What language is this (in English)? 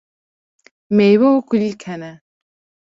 Kurdish